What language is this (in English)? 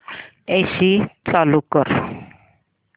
Marathi